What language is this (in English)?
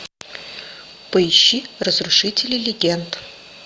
Russian